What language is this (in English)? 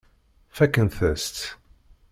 Kabyle